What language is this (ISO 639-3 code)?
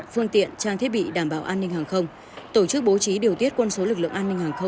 vie